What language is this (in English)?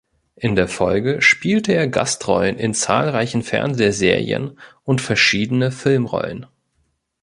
German